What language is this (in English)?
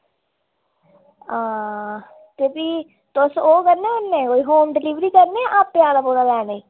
Dogri